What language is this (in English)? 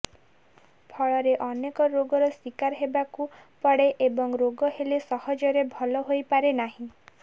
Odia